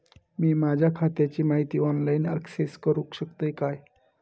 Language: Marathi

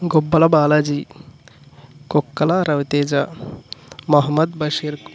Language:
Telugu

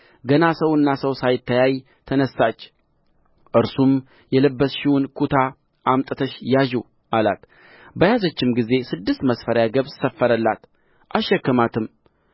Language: Amharic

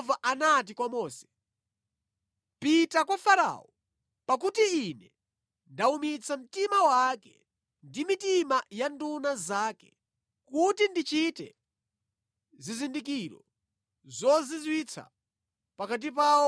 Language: Nyanja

